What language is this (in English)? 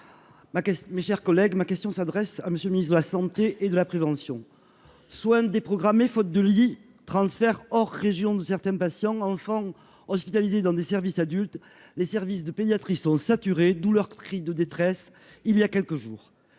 French